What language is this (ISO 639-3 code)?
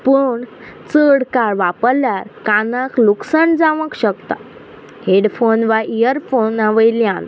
kok